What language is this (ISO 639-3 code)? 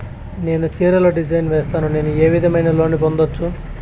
tel